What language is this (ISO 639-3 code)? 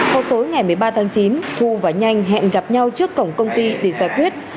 vie